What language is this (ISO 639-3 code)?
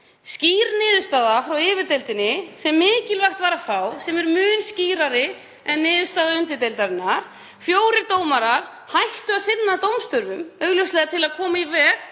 isl